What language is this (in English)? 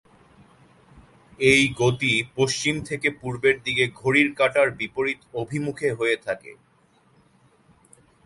Bangla